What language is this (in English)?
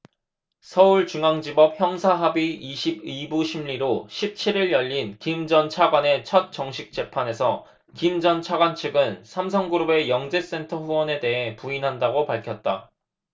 Korean